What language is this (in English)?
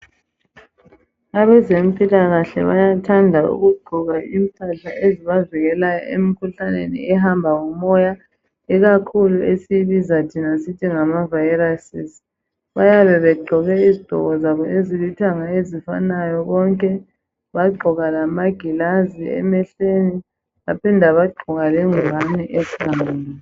North Ndebele